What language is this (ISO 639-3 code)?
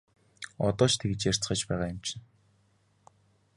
mon